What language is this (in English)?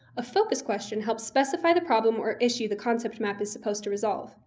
English